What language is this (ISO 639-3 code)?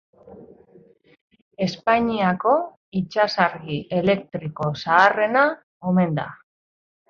eus